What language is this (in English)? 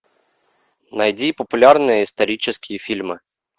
Russian